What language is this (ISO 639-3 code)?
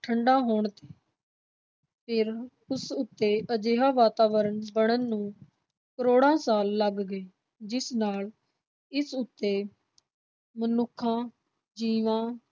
pan